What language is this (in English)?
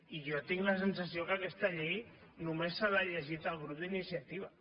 Catalan